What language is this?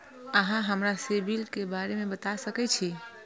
Maithili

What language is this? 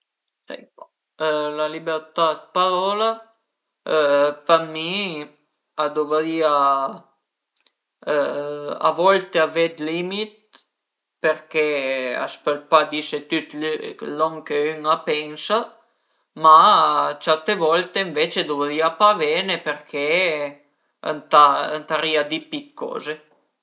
Piedmontese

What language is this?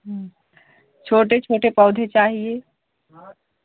Hindi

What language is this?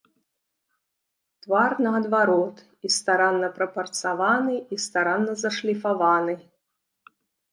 Belarusian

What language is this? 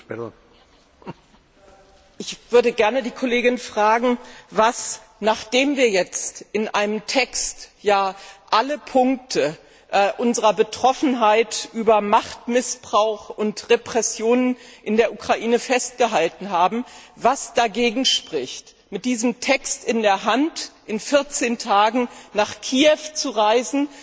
German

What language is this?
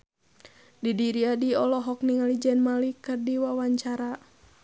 Sundanese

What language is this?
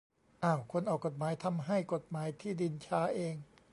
Thai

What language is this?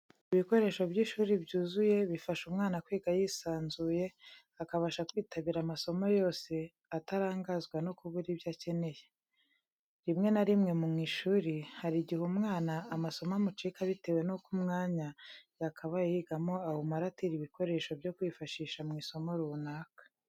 Kinyarwanda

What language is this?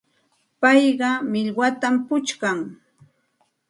Santa Ana de Tusi Pasco Quechua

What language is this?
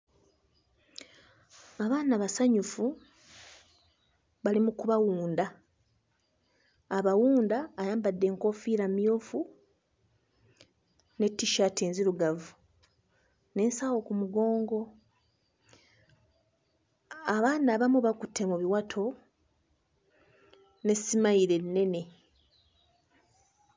Ganda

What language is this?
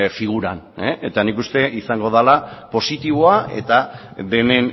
Basque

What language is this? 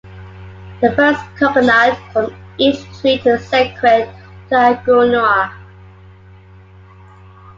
English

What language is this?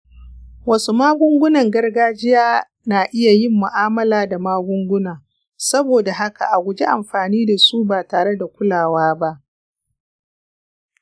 Hausa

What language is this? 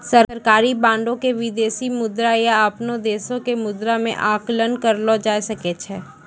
Maithili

